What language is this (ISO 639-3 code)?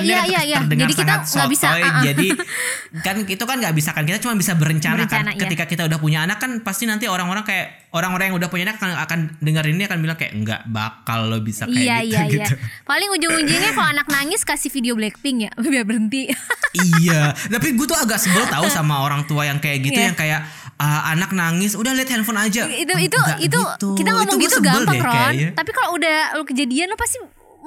ind